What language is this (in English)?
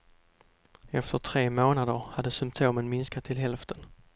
Swedish